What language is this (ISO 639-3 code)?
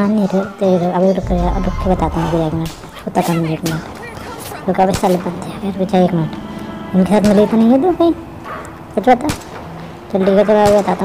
ind